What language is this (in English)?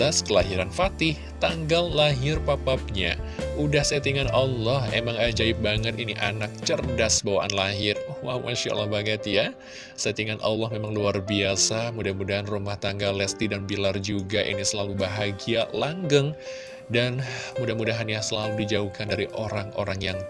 Indonesian